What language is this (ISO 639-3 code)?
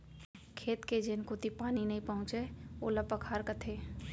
hne